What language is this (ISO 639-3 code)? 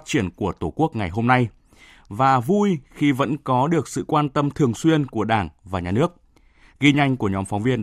vie